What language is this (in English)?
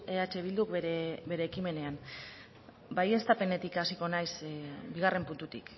Basque